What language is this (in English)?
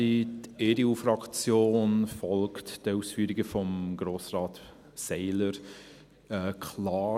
Swiss German